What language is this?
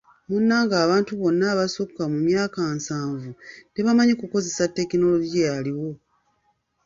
Ganda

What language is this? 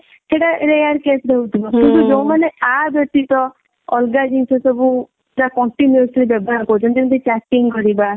Odia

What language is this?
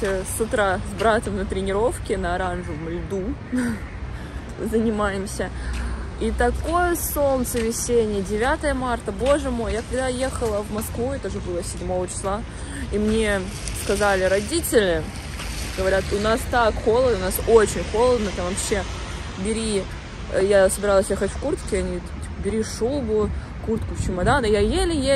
Russian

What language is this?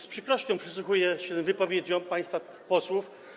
Polish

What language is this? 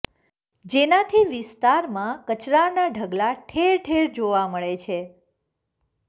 Gujarati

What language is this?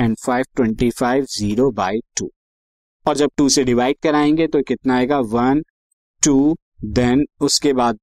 Hindi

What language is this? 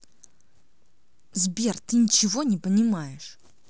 Russian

